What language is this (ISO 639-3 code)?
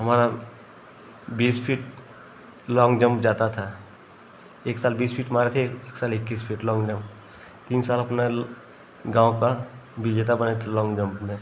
hin